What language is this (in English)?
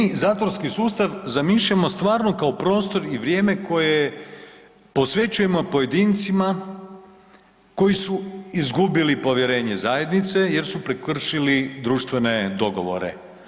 Croatian